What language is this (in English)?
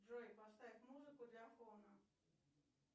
Russian